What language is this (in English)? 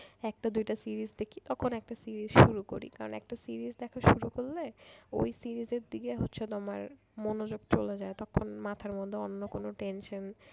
Bangla